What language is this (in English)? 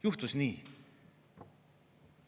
Estonian